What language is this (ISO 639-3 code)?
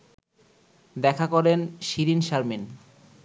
ben